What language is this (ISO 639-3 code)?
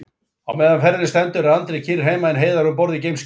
isl